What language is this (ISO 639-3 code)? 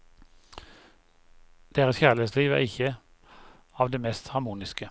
nor